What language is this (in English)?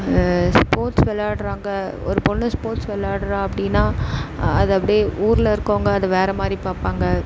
Tamil